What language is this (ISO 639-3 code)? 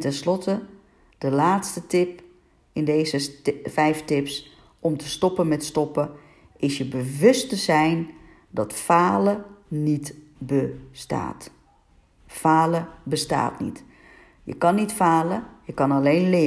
nld